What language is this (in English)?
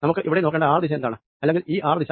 Malayalam